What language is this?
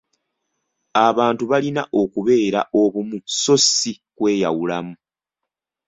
Ganda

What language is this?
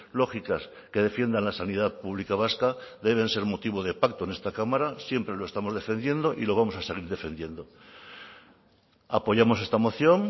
Spanish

